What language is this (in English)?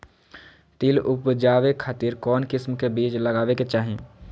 Magahi